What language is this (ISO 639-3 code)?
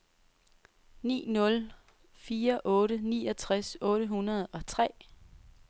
dan